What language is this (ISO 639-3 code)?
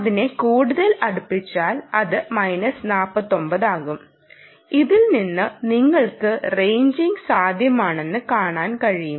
mal